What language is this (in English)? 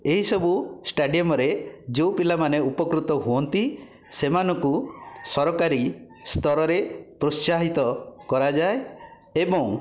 Odia